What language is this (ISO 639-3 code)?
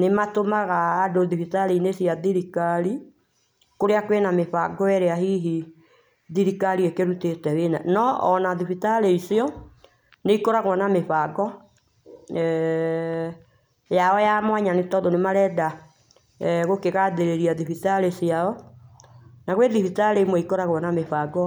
kik